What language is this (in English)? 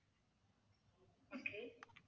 Tamil